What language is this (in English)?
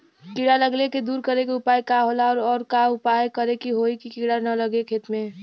Bhojpuri